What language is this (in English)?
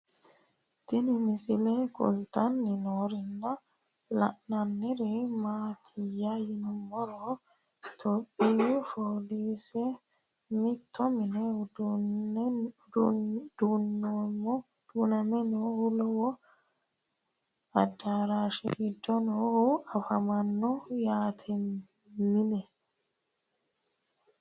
Sidamo